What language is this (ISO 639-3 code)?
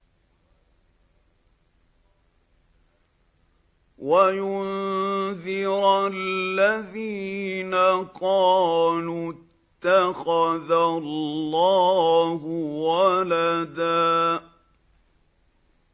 ara